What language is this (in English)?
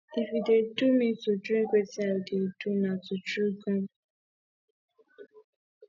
Nigerian Pidgin